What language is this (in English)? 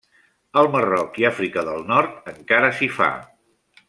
Catalan